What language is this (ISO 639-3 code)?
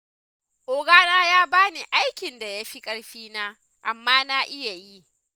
hau